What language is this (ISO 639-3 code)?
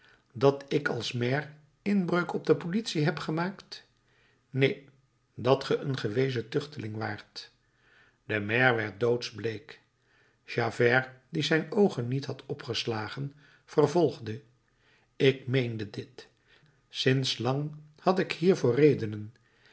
nld